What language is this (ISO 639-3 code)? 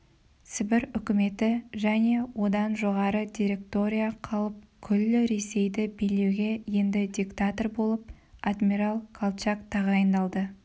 kaz